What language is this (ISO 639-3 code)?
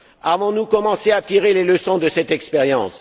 fra